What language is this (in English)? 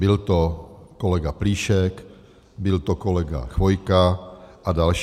Czech